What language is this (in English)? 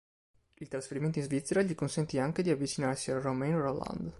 Italian